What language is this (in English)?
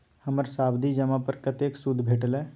Maithili